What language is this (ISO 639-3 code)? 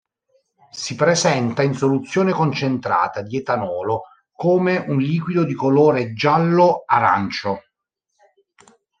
ita